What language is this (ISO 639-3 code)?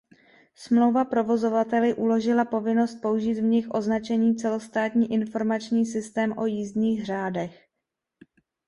ces